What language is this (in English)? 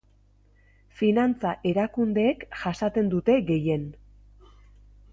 Basque